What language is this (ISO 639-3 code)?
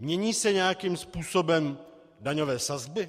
ces